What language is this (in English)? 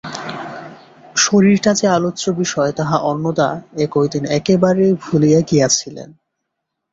Bangla